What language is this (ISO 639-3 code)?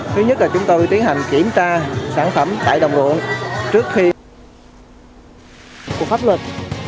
vie